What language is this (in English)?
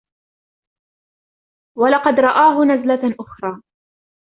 Arabic